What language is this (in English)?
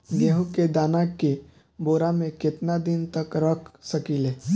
Bhojpuri